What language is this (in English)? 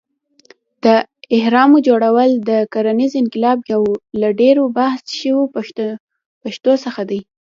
Pashto